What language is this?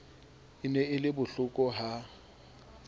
Southern Sotho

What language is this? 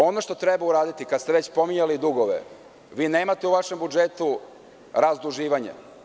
Serbian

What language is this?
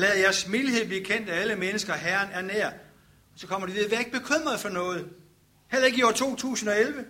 Danish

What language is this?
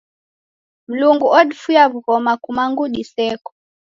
Taita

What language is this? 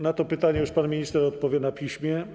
Polish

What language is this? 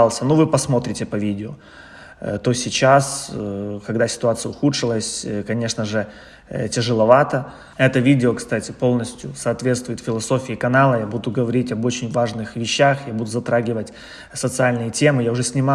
Russian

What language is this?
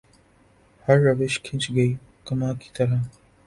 Urdu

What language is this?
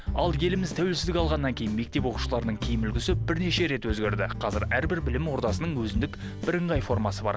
Kazakh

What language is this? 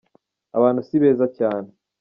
Kinyarwanda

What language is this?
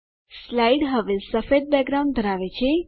Gujarati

